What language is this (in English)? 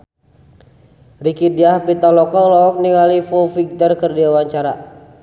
Sundanese